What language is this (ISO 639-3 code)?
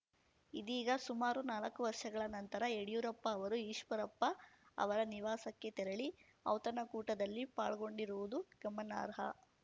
kan